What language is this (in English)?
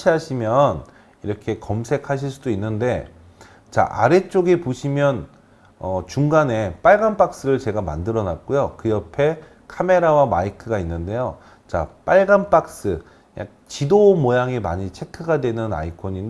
Korean